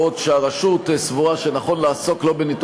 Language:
Hebrew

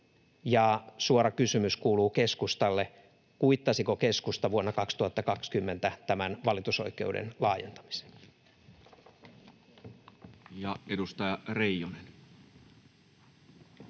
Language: Finnish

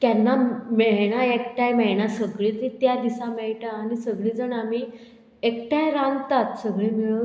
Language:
Konkani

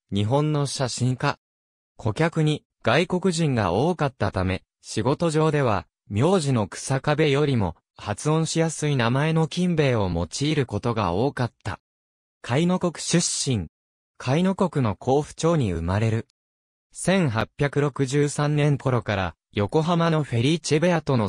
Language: Japanese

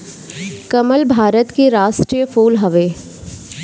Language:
Bhojpuri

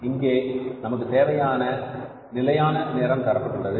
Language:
Tamil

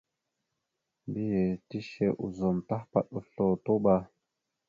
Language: Mada (Cameroon)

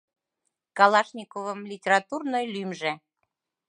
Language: Mari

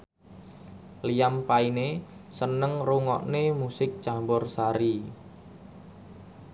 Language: Javanese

